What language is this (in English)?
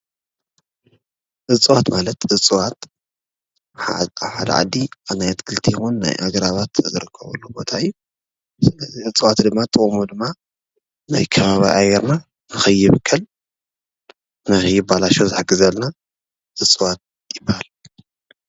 Tigrinya